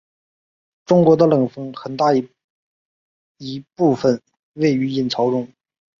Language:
Chinese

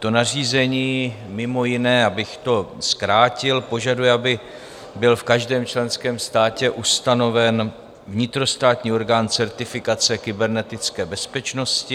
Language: Czech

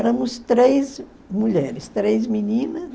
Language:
Portuguese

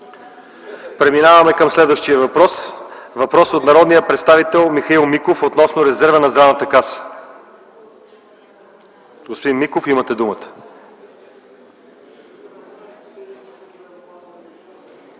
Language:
Bulgarian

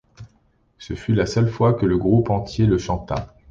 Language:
French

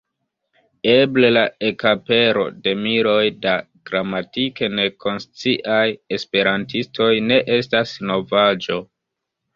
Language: Esperanto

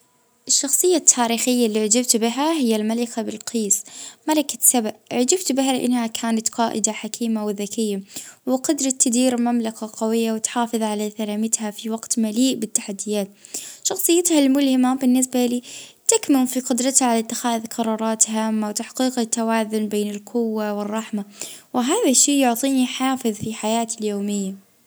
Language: Libyan Arabic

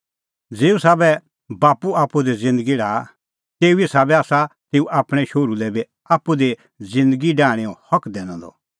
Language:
Kullu Pahari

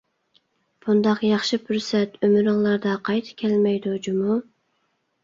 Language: Uyghur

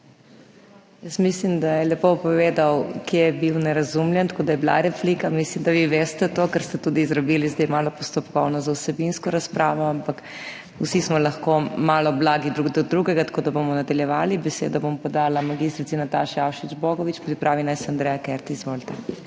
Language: Slovenian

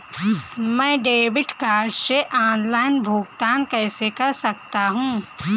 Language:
Hindi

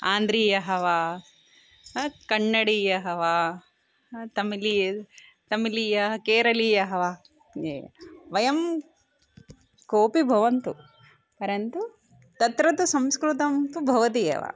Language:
Sanskrit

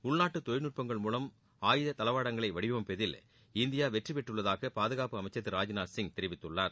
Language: Tamil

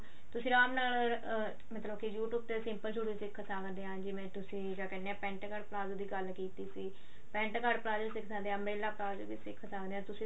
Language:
Punjabi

